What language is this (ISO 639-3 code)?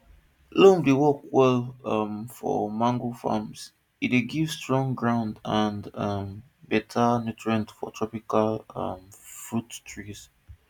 pcm